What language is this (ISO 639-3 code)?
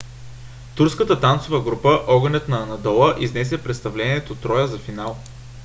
bul